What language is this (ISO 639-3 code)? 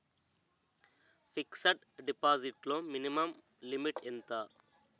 tel